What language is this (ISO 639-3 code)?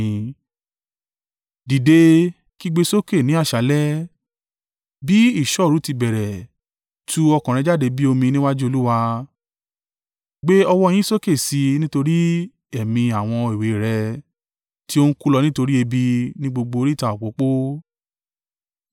yor